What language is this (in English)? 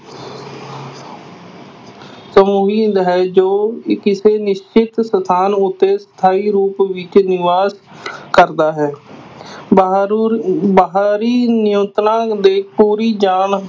Punjabi